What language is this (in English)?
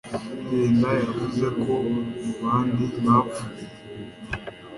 Kinyarwanda